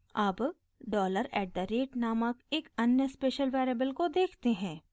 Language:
Hindi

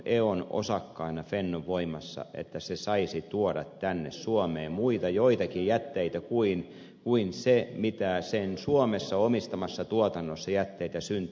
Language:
Finnish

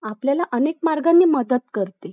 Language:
Marathi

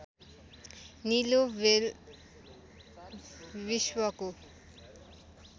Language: Nepali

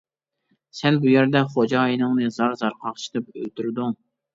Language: Uyghur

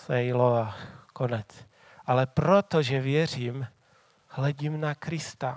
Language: Czech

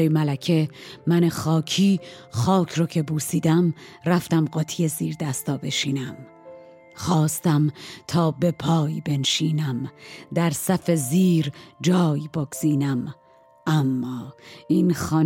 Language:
Persian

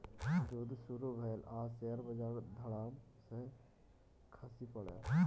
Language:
Maithili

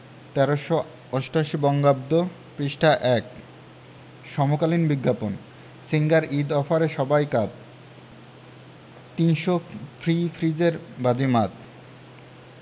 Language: Bangla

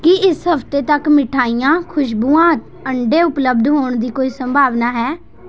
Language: Punjabi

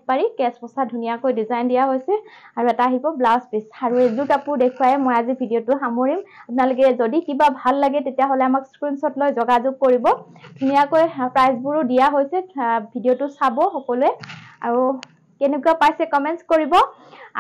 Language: Bangla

